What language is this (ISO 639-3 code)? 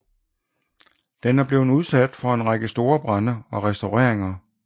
dan